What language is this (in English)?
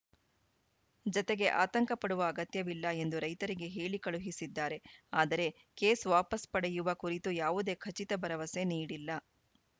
Kannada